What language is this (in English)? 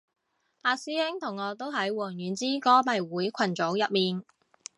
Cantonese